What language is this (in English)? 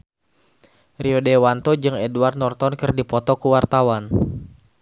Sundanese